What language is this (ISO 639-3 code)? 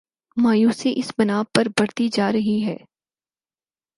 urd